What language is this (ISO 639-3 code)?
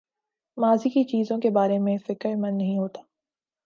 urd